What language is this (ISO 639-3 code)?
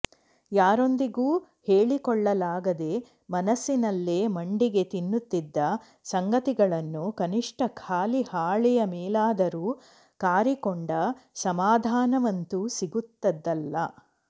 kan